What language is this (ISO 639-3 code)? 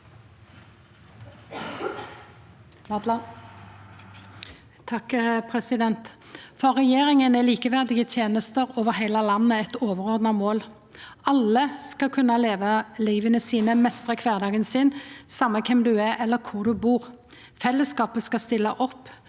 nor